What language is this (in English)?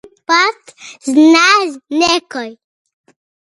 Macedonian